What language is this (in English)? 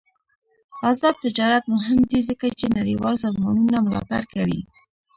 Pashto